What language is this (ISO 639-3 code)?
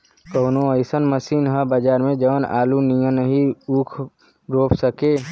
bho